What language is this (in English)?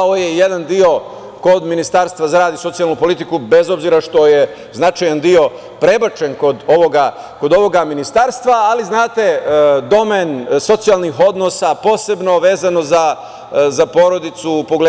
Serbian